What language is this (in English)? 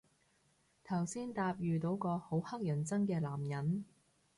Cantonese